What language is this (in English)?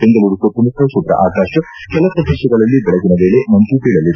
Kannada